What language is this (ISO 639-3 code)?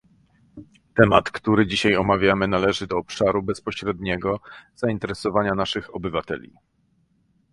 pol